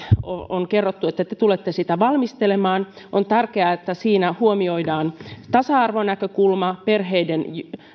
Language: Finnish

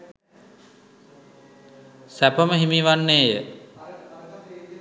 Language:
Sinhala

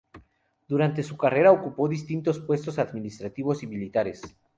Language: Spanish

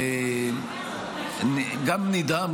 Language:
Hebrew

